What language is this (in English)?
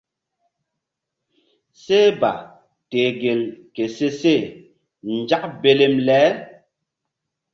Mbum